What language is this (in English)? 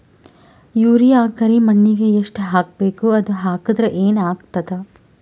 Kannada